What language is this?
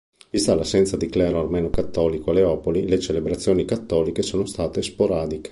Italian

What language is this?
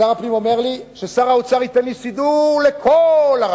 Hebrew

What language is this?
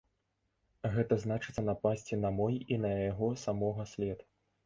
Belarusian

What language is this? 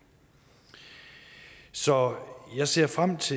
Danish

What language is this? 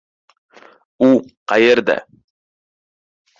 Uzbek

